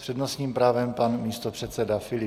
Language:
Czech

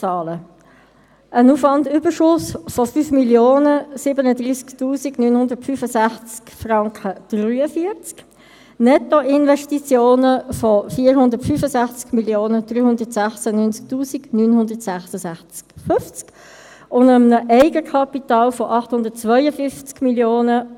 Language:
Swiss German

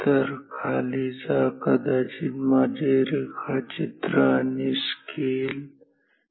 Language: Marathi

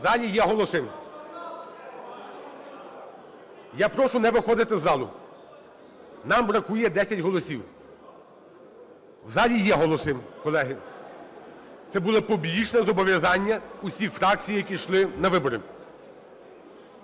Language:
Ukrainian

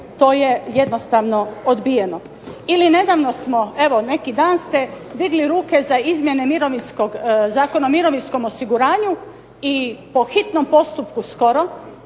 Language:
Croatian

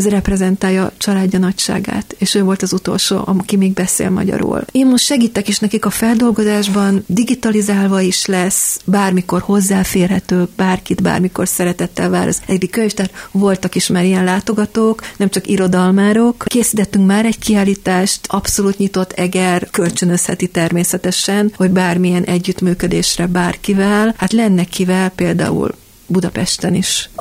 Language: Hungarian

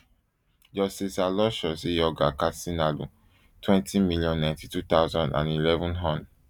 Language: Nigerian Pidgin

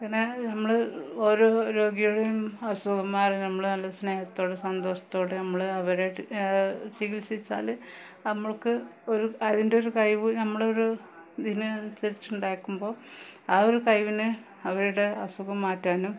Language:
Malayalam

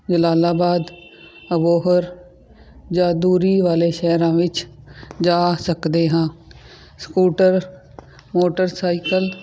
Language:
Punjabi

